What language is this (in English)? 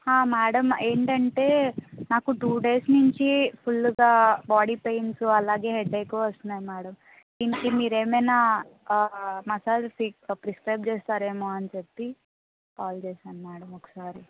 Telugu